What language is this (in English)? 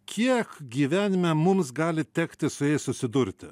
Lithuanian